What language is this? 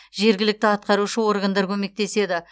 Kazakh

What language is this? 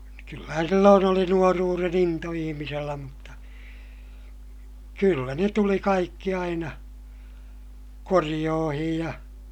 Finnish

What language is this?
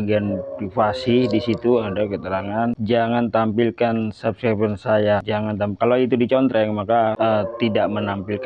Indonesian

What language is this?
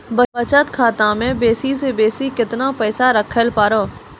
Maithili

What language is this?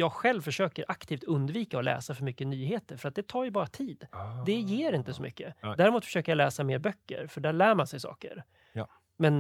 Swedish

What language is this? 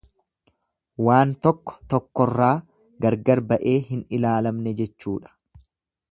Oromo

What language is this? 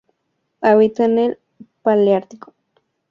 Spanish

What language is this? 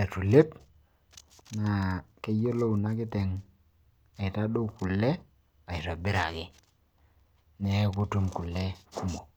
Masai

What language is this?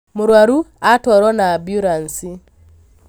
Kikuyu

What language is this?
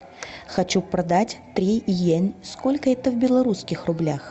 Russian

